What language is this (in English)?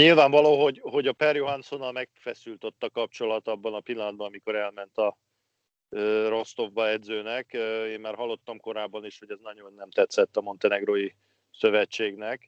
Hungarian